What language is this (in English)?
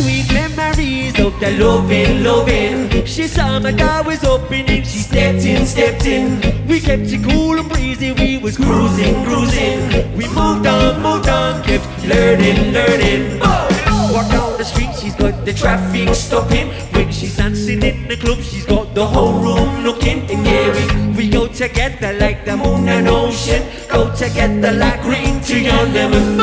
English